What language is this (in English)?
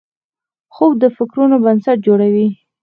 Pashto